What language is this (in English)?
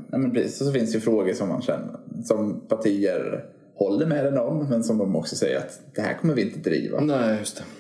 Swedish